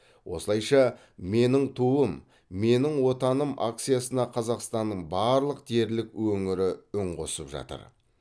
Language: Kazakh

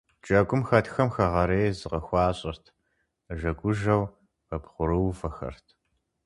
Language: Kabardian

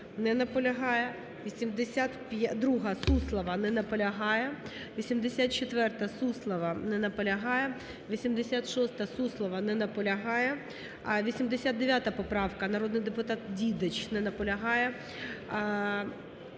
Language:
Ukrainian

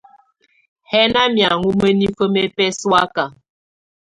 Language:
Tunen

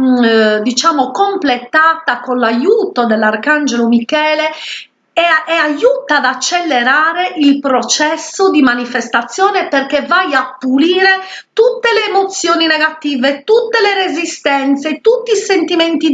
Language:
Italian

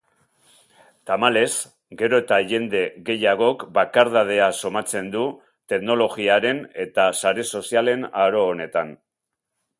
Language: Basque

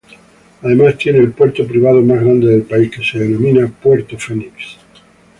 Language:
Spanish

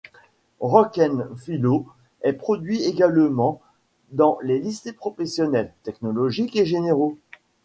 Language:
French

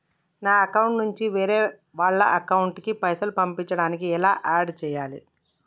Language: Telugu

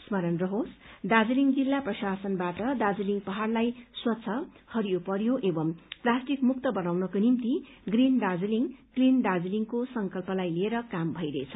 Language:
Nepali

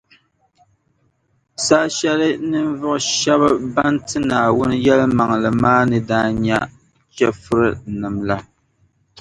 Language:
Dagbani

